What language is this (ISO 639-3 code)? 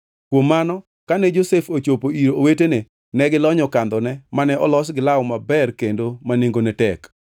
luo